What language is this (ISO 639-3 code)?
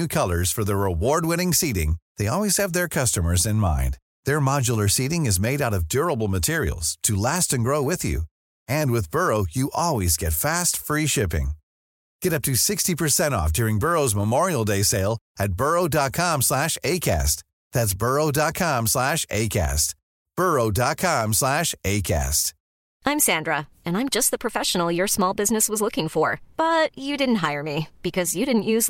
fas